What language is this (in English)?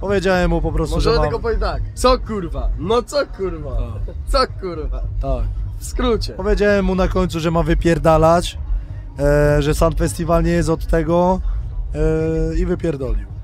Polish